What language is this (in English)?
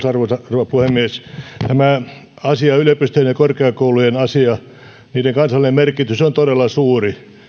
Finnish